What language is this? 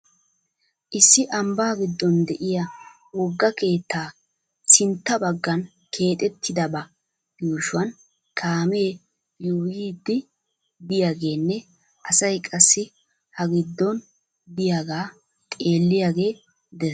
Wolaytta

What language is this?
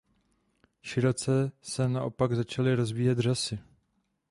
Czech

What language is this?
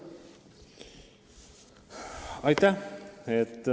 Estonian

